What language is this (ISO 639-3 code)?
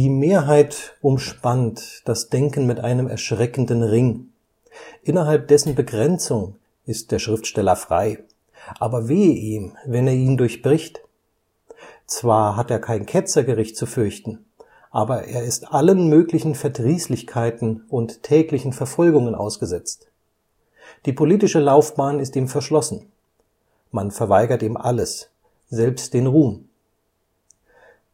deu